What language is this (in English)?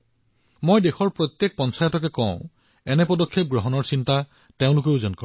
Assamese